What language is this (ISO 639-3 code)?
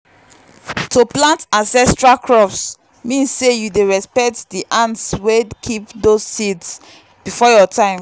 pcm